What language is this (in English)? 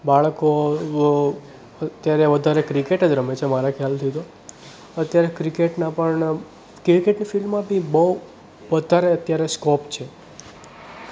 Gujarati